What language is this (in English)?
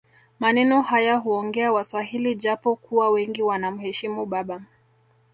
Swahili